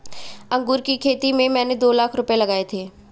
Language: Hindi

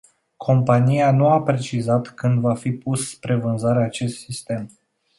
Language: Romanian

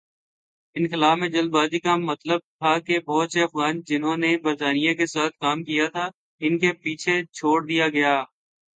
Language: Urdu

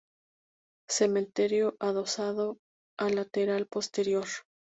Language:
Spanish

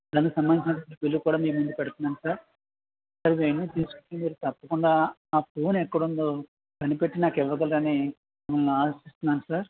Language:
Telugu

